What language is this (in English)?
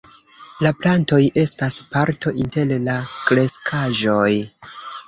Esperanto